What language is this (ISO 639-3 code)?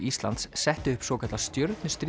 isl